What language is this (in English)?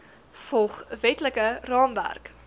Afrikaans